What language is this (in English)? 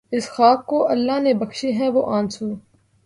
Urdu